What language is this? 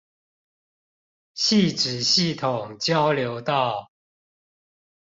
Chinese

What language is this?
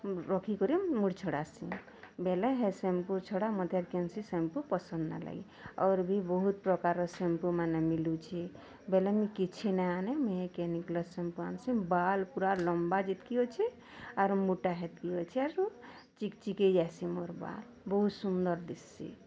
Odia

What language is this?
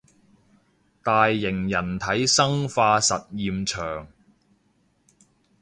Cantonese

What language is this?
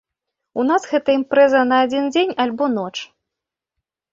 Belarusian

